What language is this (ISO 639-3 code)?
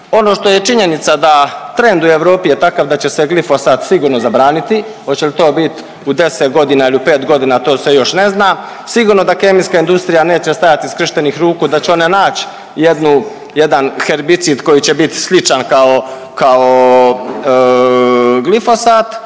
hrv